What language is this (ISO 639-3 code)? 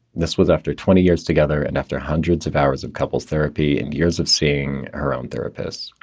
eng